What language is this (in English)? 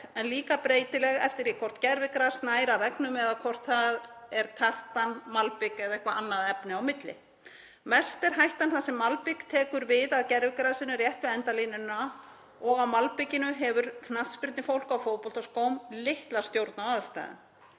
Icelandic